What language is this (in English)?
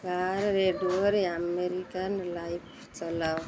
Odia